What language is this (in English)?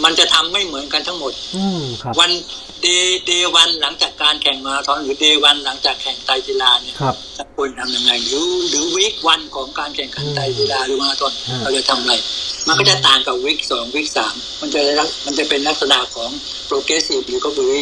Thai